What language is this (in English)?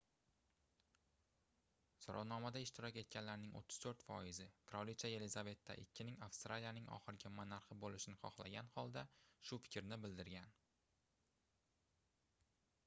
Uzbek